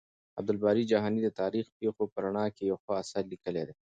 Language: Pashto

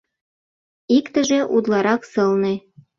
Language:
Mari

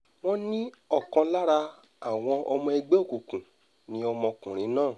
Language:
Yoruba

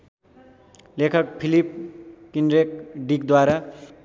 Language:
Nepali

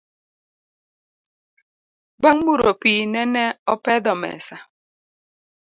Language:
Luo (Kenya and Tanzania)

